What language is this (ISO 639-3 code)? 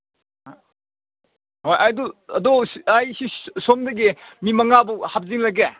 mni